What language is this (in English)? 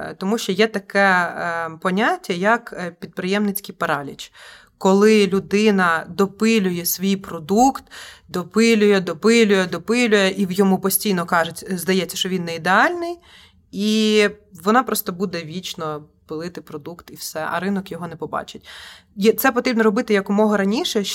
Ukrainian